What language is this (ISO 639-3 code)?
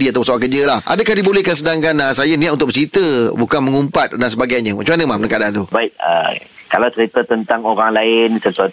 msa